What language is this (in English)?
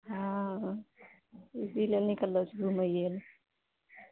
Maithili